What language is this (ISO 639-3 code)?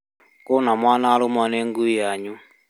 kik